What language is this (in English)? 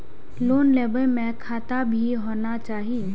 Maithili